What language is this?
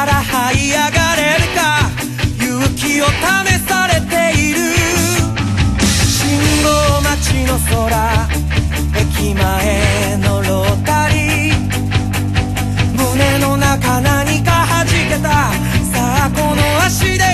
Japanese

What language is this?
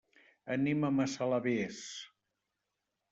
Catalan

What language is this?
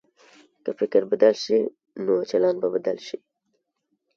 Pashto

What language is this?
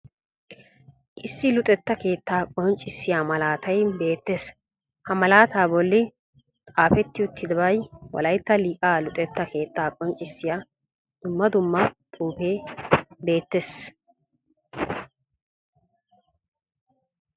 Wolaytta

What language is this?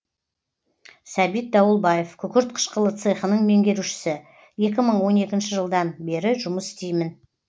Kazakh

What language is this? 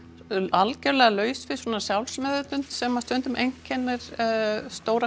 Icelandic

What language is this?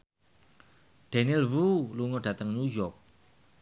Javanese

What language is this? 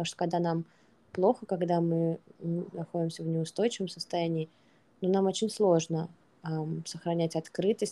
Russian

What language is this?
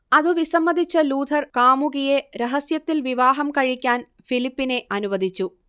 Malayalam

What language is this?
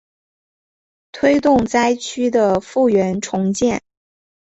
Chinese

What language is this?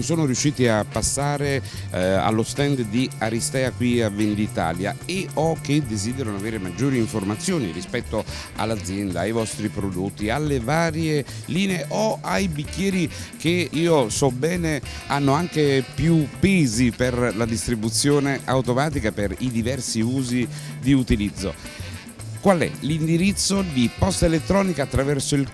Italian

